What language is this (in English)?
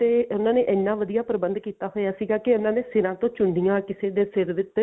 Punjabi